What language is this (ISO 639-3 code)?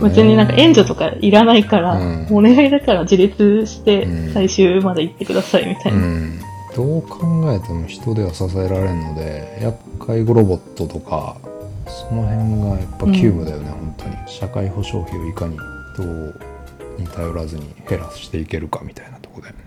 jpn